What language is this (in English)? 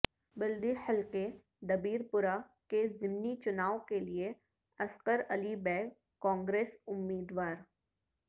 Urdu